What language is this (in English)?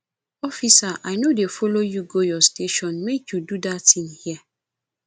Nigerian Pidgin